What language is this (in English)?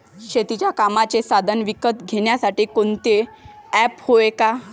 Marathi